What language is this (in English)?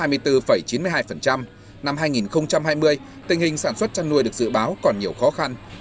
Vietnamese